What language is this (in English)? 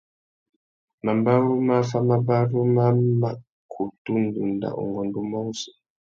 Tuki